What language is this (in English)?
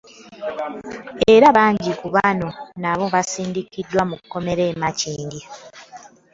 Ganda